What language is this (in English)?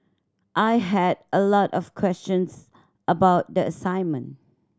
English